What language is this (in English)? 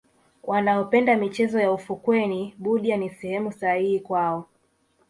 Swahili